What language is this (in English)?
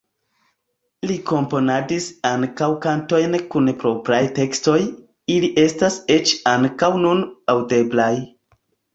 Esperanto